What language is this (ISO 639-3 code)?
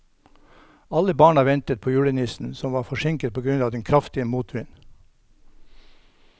nor